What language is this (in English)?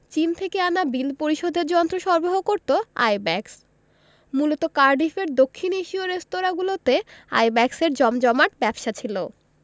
Bangla